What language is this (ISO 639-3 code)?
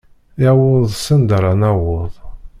kab